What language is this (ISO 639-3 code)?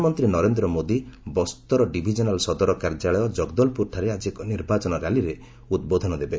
ori